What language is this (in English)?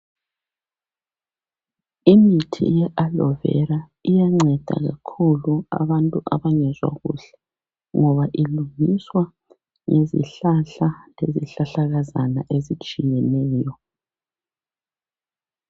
North Ndebele